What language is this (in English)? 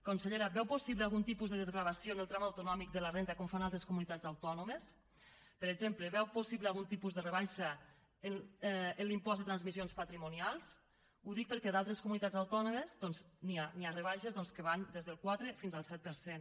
Catalan